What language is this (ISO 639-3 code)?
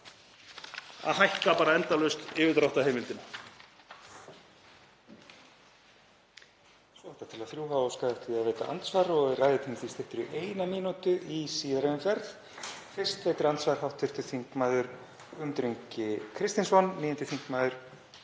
isl